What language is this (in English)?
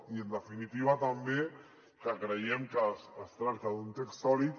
Catalan